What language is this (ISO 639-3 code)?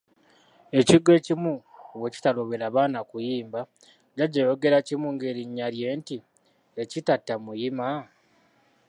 lug